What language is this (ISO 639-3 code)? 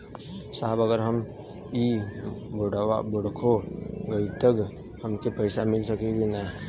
bho